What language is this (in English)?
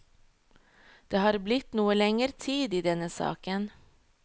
Norwegian